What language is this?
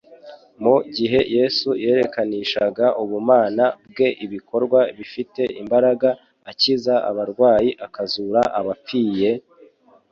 Kinyarwanda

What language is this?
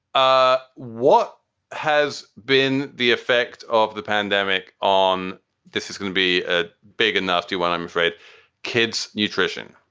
English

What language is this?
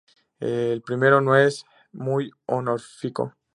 Spanish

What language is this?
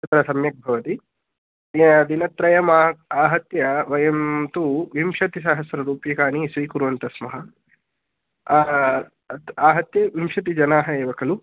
Sanskrit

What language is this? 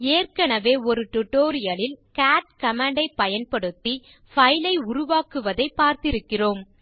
Tamil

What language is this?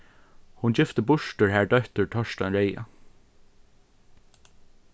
Faroese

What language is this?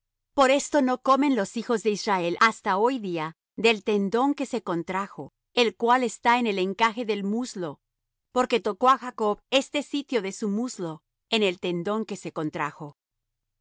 Spanish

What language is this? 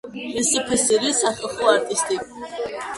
Georgian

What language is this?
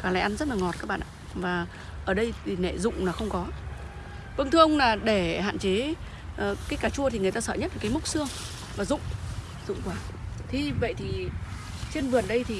Vietnamese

